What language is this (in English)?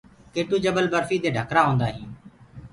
Gurgula